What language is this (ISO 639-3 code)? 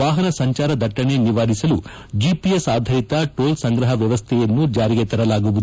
kan